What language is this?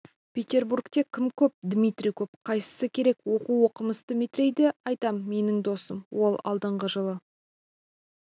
Kazakh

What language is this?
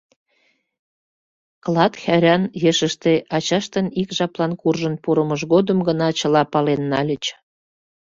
Mari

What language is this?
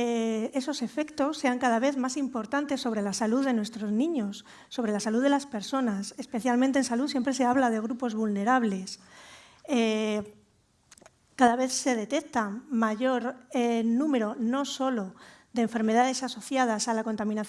Spanish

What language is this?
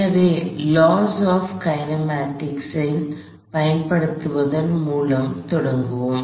Tamil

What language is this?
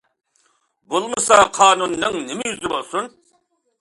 Uyghur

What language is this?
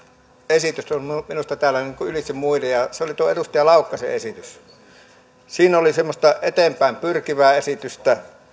Finnish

